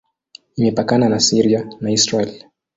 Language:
Swahili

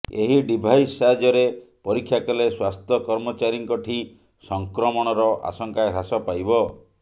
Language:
Odia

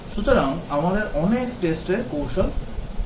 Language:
Bangla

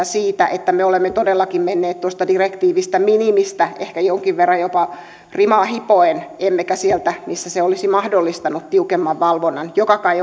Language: Finnish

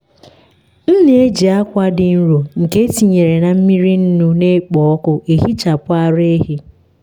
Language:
Igbo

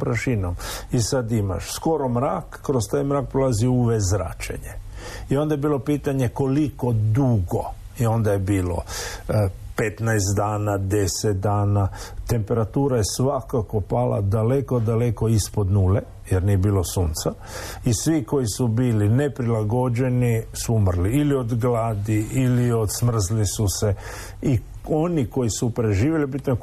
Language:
Croatian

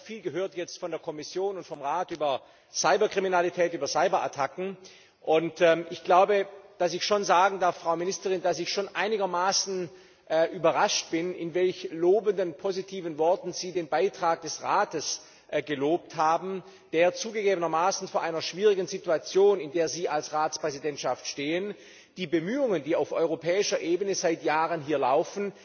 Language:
German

